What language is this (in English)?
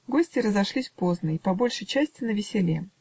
Russian